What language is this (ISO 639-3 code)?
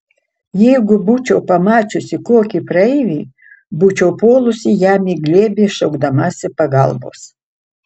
lit